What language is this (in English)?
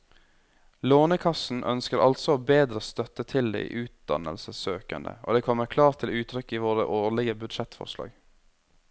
Norwegian